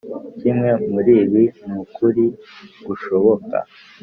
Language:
Kinyarwanda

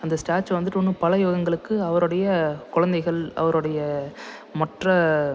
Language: Tamil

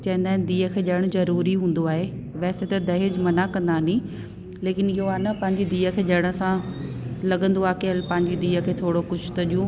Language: Sindhi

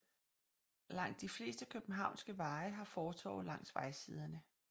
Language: Danish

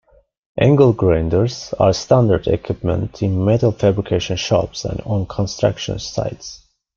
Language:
English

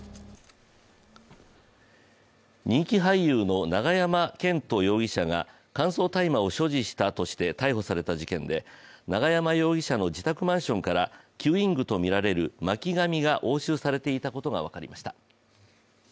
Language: Japanese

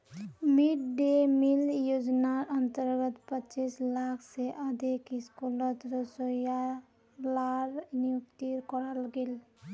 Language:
Magahi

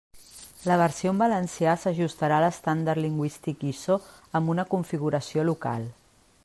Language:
Catalan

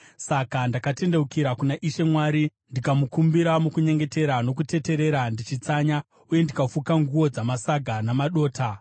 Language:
Shona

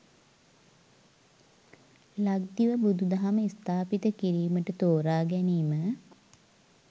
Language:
Sinhala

